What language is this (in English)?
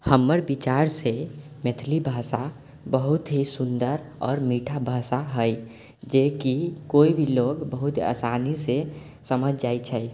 Maithili